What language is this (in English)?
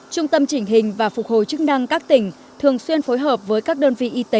Vietnamese